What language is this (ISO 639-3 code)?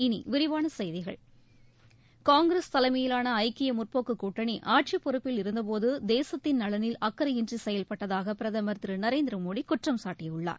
tam